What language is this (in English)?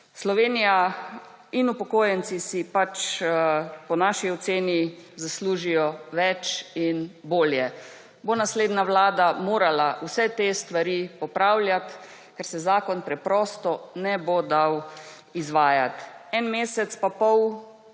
Slovenian